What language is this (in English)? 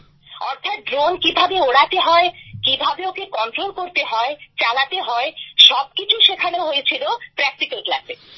Bangla